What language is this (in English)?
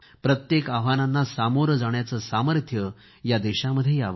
Marathi